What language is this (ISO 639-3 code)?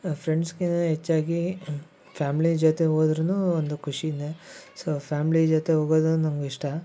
kan